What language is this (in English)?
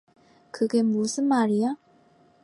Korean